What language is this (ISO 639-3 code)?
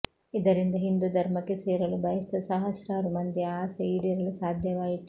kan